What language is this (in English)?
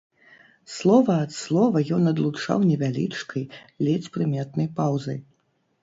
Belarusian